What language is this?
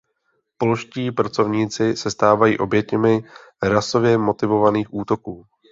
Czech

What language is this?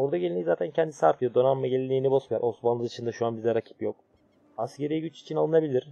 Turkish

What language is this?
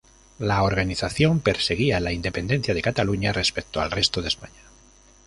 Spanish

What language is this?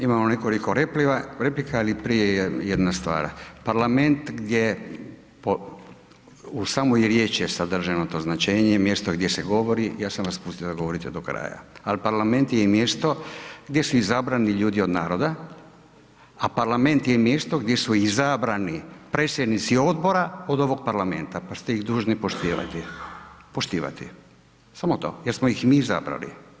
Croatian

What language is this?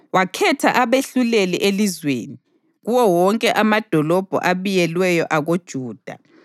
North Ndebele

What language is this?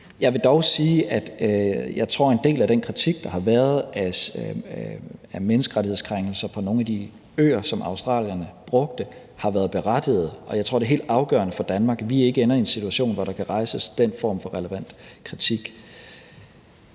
Danish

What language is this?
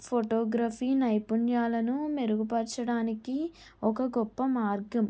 Telugu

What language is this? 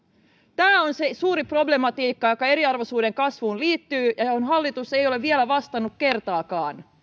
Finnish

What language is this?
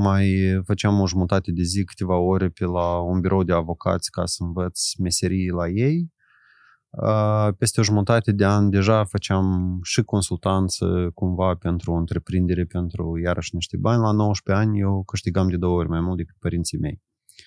Romanian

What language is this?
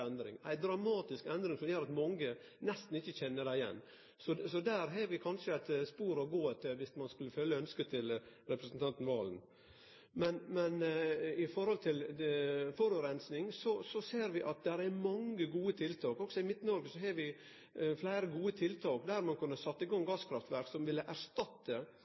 Norwegian Nynorsk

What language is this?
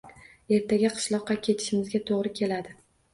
Uzbek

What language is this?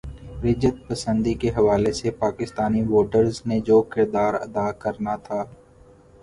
Urdu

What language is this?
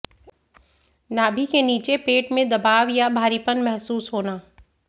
Hindi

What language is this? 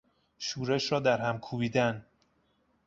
Persian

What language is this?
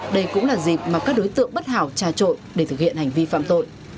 Vietnamese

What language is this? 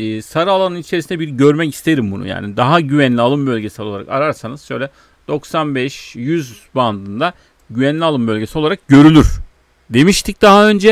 Turkish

